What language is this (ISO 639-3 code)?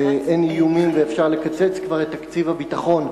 heb